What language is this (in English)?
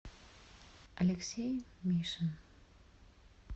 Russian